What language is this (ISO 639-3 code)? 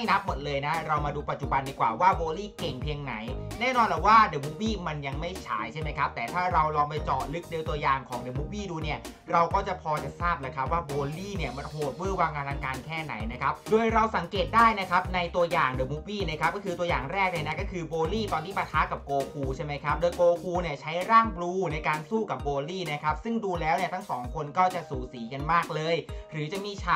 tha